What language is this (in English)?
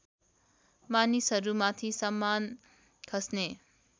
Nepali